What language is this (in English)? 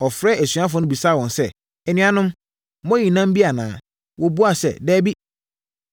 Akan